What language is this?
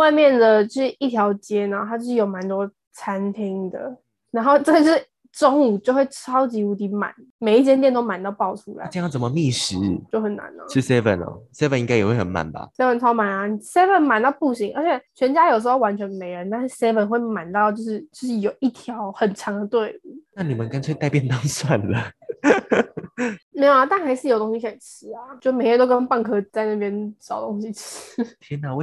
Chinese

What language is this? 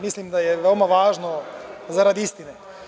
Serbian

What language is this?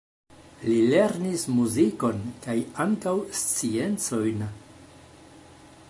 Esperanto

